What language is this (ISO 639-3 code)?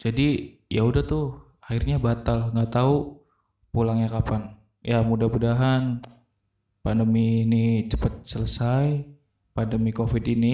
ind